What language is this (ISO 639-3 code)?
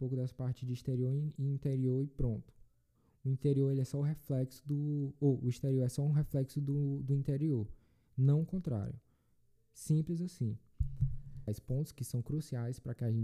por